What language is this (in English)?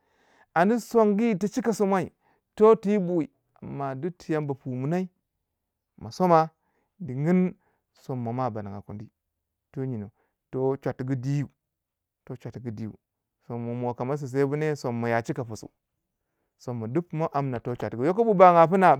Waja